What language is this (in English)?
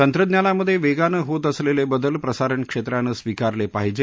Marathi